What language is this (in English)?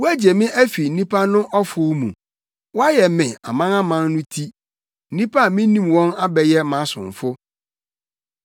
Akan